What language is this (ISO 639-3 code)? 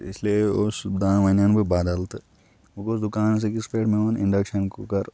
kas